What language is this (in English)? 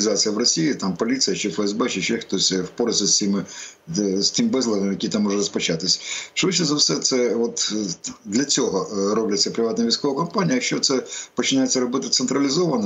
Ukrainian